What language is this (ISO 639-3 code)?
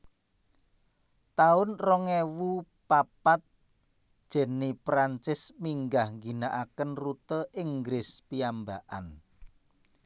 jav